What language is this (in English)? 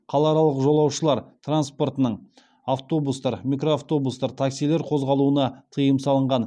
Kazakh